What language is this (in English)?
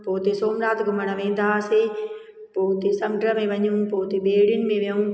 Sindhi